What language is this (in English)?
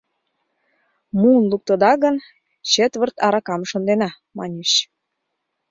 Mari